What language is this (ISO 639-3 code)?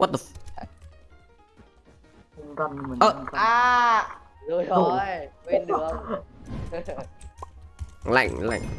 vie